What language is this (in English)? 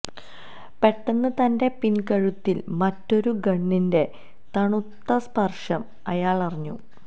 Malayalam